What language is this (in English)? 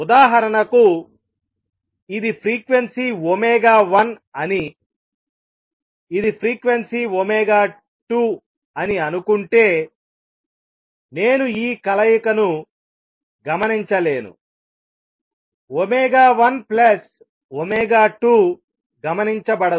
Telugu